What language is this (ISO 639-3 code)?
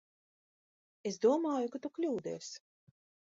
lav